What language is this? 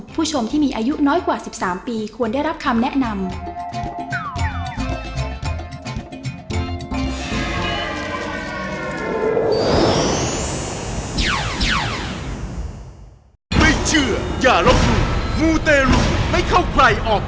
Thai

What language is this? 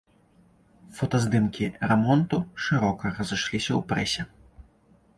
Belarusian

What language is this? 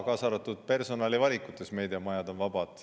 Estonian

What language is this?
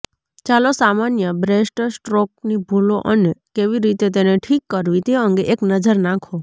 Gujarati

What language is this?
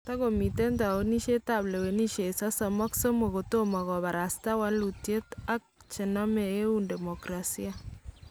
Kalenjin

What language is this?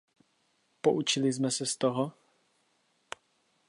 Czech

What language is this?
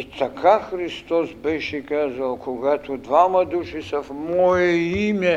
Bulgarian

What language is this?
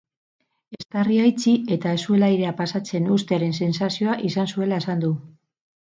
Basque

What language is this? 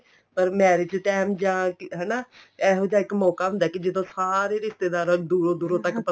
Punjabi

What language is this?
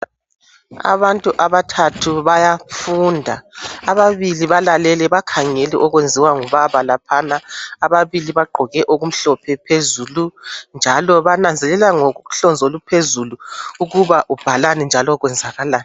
North Ndebele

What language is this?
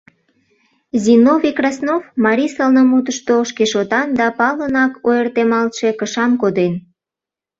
Mari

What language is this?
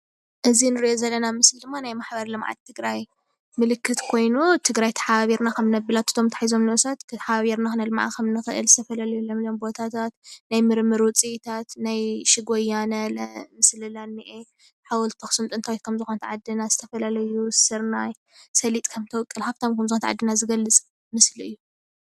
Tigrinya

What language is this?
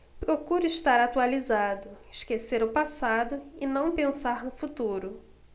Portuguese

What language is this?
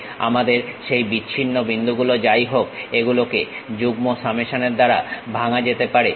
Bangla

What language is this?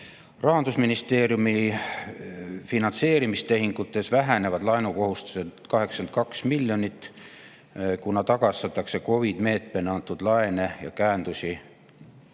Estonian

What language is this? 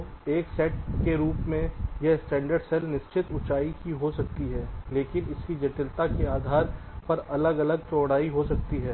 Hindi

